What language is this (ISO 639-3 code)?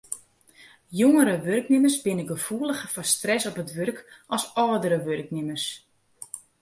fry